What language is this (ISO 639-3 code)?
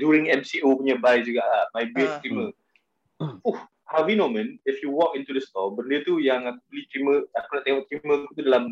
msa